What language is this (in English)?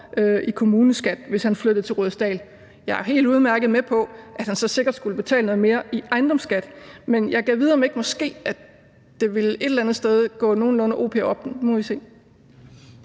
Danish